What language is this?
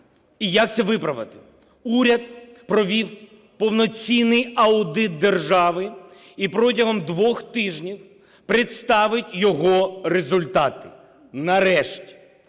Ukrainian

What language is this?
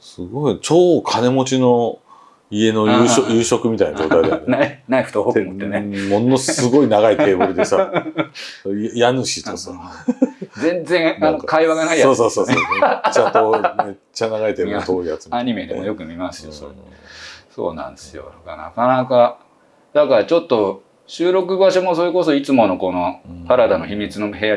Japanese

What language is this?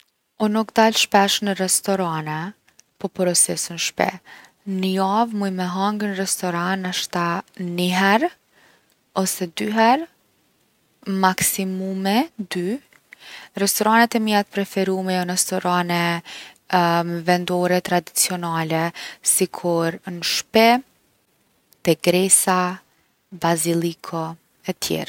Gheg Albanian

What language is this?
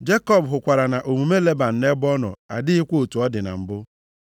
Igbo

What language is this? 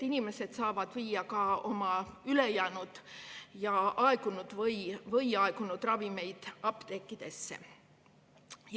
Estonian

